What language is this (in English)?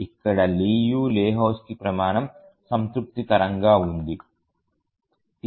Telugu